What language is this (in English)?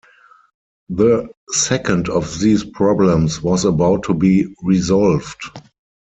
English